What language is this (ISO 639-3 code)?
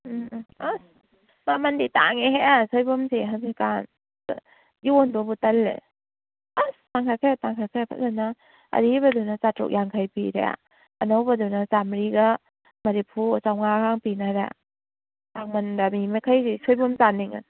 mni